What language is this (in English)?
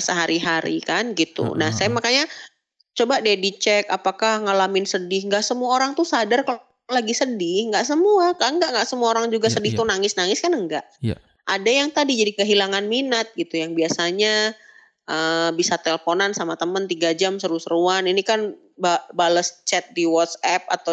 Indonesian